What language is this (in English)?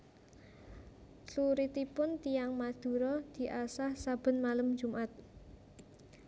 Javanese